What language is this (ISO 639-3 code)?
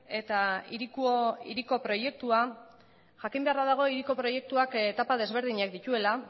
eus